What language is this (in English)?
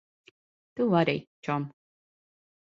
Latvian